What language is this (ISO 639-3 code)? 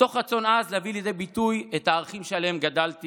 heb